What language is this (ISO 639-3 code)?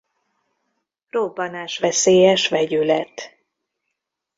hun